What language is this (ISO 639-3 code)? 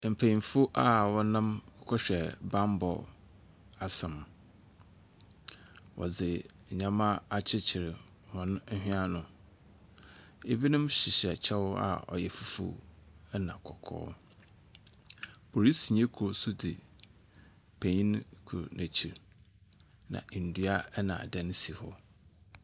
aka